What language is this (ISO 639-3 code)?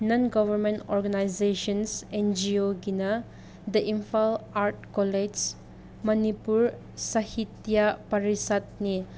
mni